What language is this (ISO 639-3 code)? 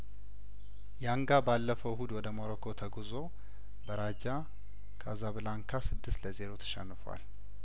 amh